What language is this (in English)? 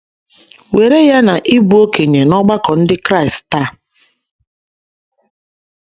Igbo